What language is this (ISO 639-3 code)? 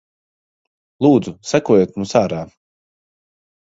lav